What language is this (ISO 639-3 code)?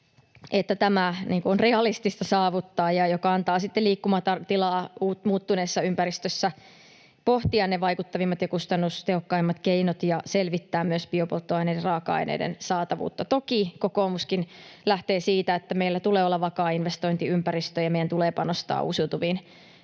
fin